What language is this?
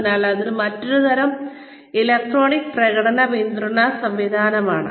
Malayalam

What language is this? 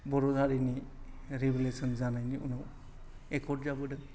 Bodo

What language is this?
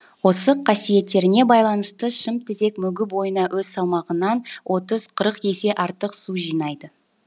Kazakh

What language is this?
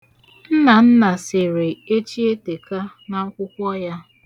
Igbo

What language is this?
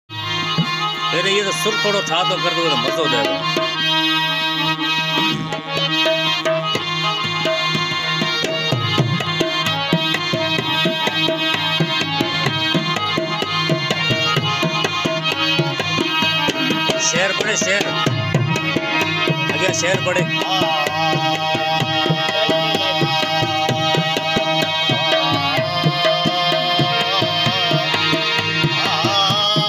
Arabic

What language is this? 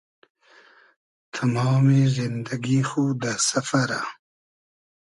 Hazaragi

